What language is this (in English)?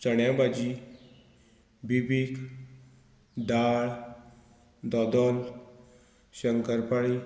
Konkani